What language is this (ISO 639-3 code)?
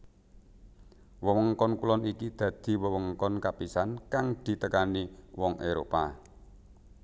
jav